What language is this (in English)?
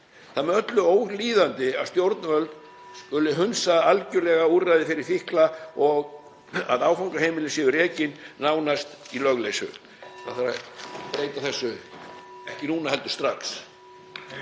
Icelandic